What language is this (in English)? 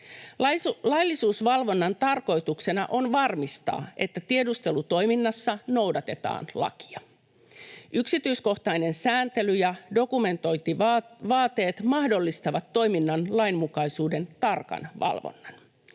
Finnish